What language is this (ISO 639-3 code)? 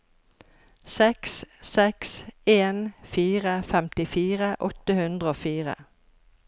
nor